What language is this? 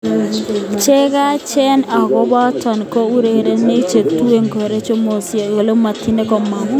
Kalenjin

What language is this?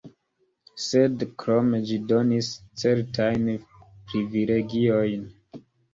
Esperanto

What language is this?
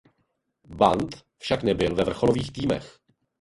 Czech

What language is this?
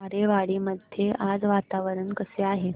Marathi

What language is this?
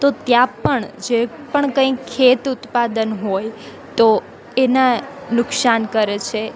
Gujarati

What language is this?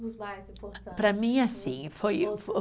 Portuguese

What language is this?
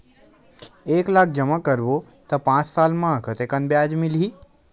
Chhattisgarhi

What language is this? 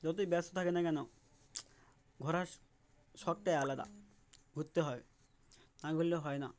Bangla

